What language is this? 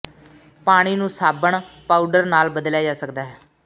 Punjabi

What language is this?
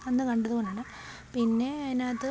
Malayalam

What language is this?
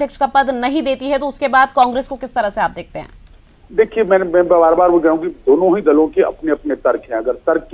Hindi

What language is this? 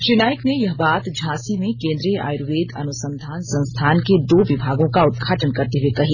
Hindi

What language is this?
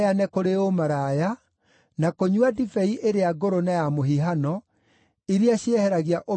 Kikuyu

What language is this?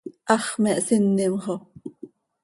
Seri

